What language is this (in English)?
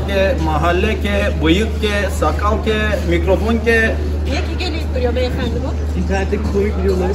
Turkish